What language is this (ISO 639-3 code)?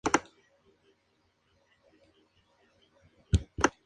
spa